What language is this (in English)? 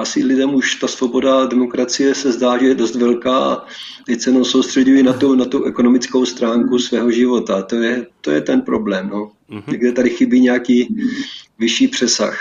Czech